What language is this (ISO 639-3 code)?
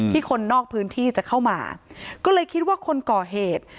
tha